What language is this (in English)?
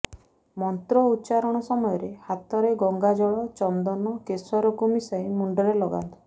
Odia